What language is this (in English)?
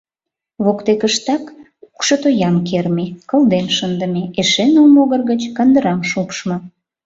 Mari